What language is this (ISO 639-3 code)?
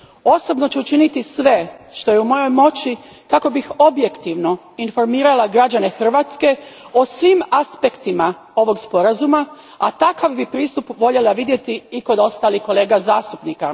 hrv